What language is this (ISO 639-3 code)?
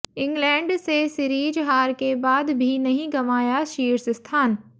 hin